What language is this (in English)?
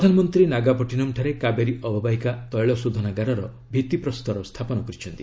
Odia